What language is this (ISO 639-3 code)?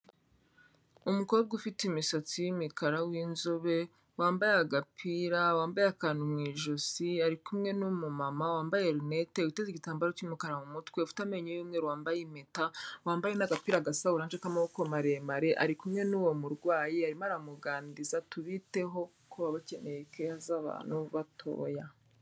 kin